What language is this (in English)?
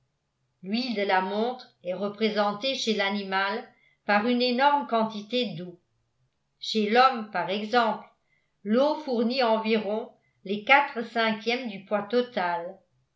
French